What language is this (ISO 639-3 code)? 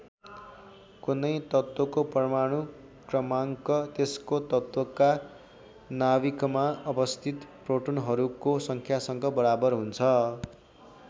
nep